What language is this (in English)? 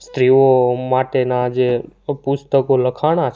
Gujarati